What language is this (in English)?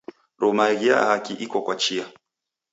Taita